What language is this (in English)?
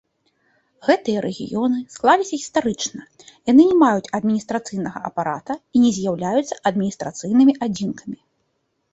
Belarusian